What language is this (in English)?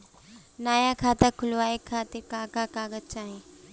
Bhojpuri